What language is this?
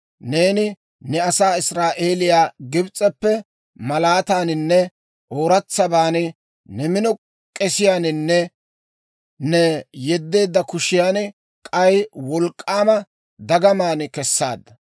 Dawro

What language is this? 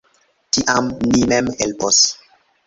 Esperanto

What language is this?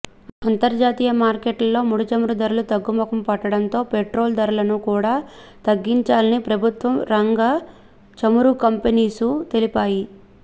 Telugu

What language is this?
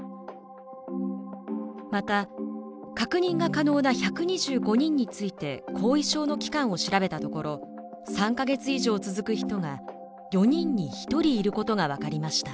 Japanese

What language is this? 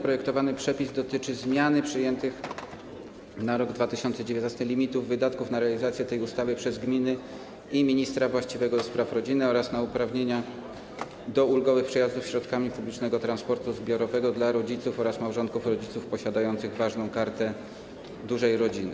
Polish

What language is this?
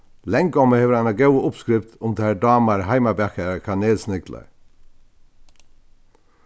Faroese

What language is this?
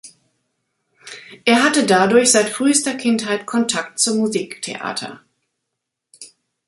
German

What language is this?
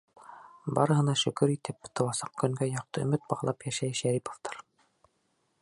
Bashkir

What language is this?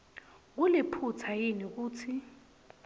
Swati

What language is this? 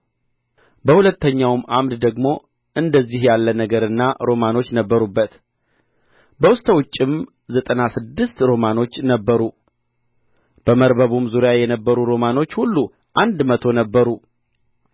Amharic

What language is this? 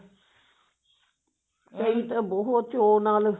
Punjabi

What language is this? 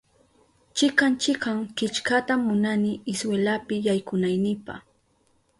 Southern Pastaza Quechua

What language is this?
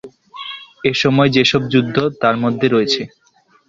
Bangla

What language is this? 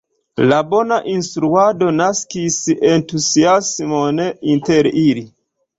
Esperanto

